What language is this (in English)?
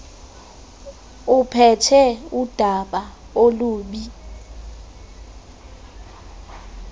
Xhosa